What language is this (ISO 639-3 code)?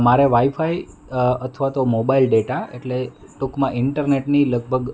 guj